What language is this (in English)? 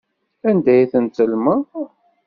Kabyle